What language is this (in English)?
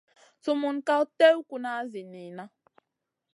Masana